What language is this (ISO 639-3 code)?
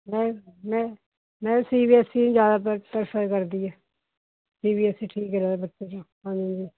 pan